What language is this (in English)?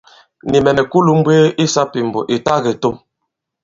Bankon